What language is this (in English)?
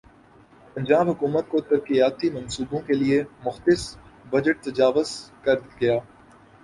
Urdu